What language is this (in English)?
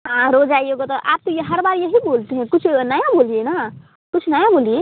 Hindi